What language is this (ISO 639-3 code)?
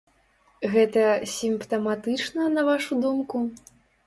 bel